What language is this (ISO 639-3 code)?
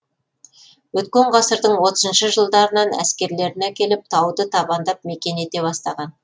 kaz